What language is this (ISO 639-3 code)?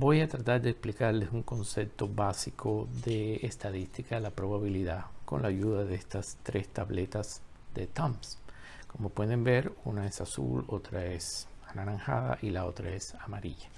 spa